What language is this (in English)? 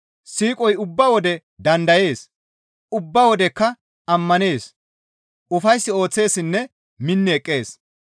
Gamo